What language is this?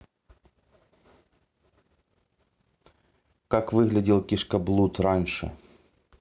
Russian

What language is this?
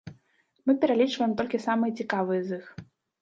Belarusian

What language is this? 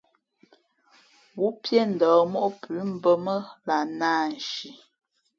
Fe'fe'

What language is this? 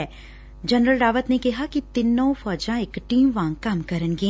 Punjabi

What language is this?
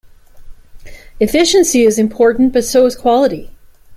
English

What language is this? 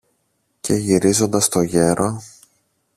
Greek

